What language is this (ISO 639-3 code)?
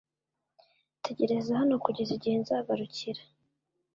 kin